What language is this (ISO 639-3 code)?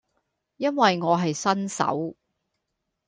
yue